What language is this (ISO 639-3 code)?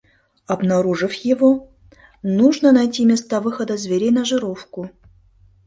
chm